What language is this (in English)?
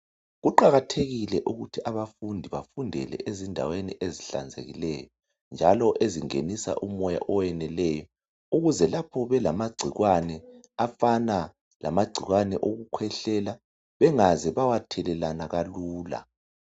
North Ndebele